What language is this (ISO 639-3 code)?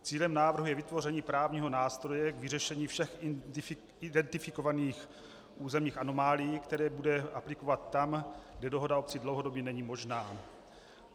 ces